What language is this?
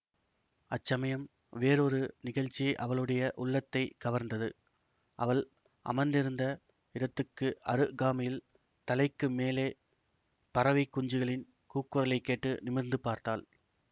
Tamil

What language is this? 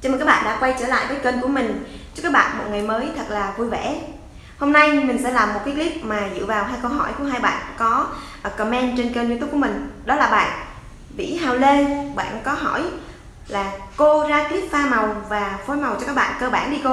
Vietnamese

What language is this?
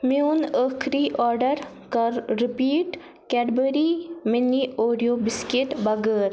Kashmiri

